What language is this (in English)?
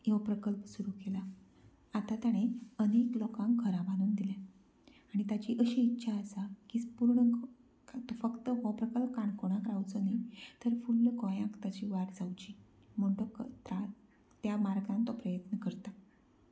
Konkani